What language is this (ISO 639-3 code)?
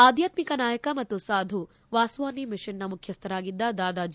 kan